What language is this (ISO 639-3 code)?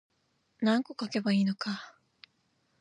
jpn